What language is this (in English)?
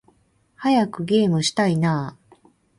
Japanese